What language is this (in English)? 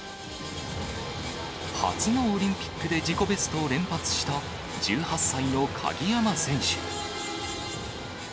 Japanese